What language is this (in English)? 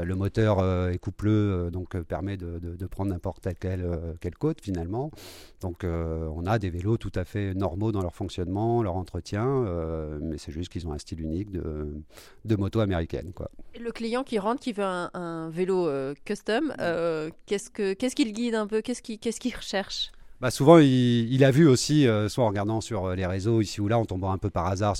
French